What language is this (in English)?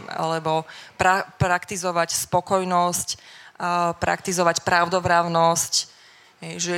Slovak